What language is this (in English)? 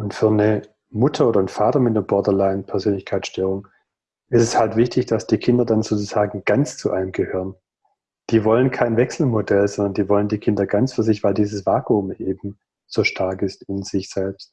German